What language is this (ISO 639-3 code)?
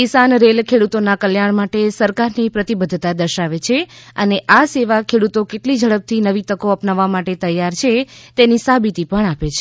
guj